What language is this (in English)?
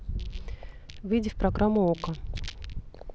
Russian